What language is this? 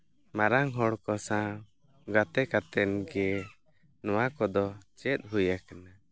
Santali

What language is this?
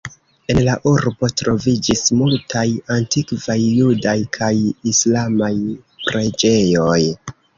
Esperanto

